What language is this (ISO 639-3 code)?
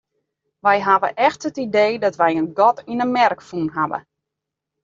fry